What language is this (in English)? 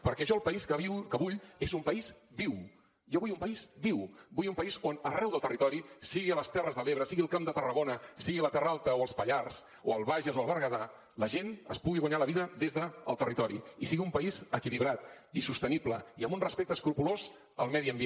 Catalan